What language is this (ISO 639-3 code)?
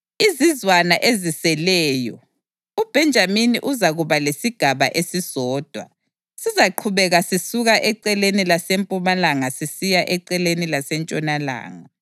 nde